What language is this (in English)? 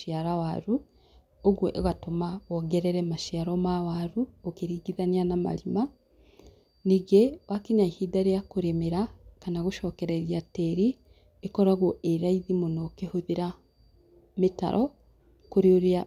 Kikuyu